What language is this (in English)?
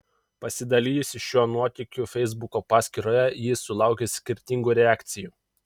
Lithuanian